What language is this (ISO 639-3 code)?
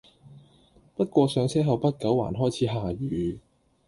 yue